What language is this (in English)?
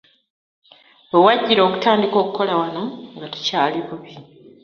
Ganda